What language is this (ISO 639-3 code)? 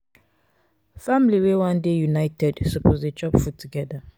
pcm